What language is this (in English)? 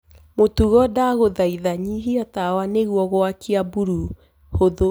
Kikuyu